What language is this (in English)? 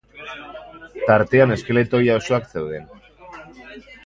Basque